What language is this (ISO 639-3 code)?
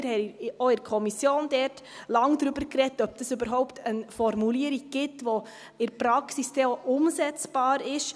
gsw